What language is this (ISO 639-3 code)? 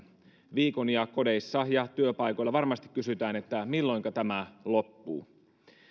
fin